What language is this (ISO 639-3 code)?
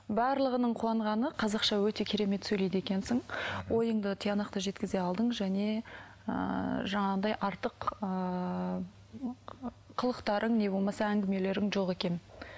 kaz